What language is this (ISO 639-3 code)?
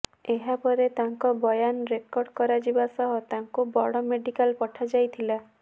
ori